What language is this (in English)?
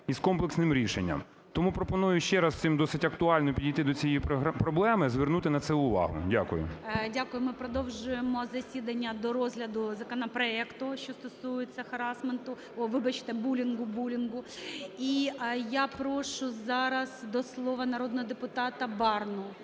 Ukrainian